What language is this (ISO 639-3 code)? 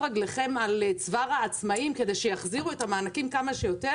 heb